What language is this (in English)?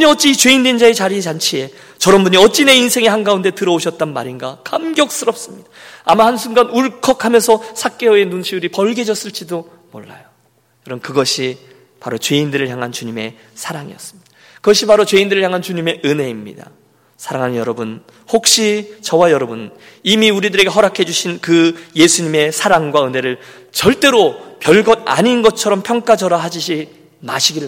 Korean